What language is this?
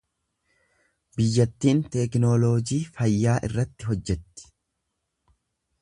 Oromo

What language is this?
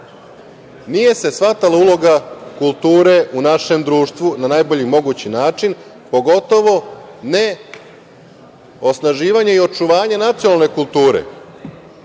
Serbian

